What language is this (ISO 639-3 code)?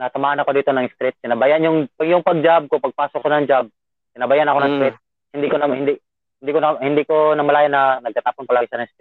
fil